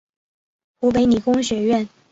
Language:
Chinese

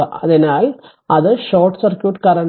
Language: Malayalam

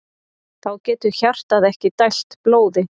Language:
Icelandic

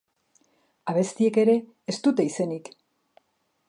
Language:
Basque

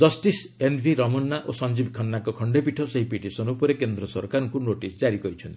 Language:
Odia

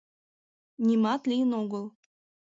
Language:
Mari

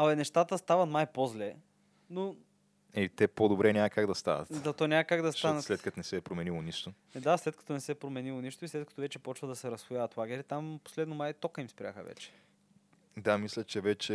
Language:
Bulgarian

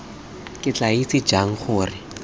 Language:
Tswana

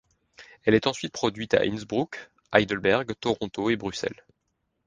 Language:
French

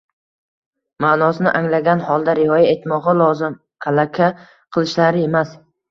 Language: Uzbek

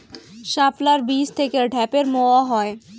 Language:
Bangla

